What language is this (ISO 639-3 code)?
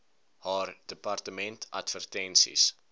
afr